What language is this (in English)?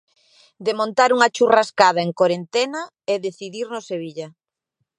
Galician